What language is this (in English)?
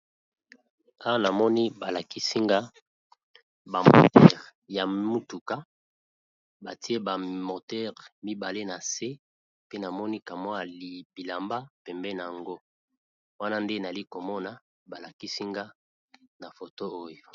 Lingala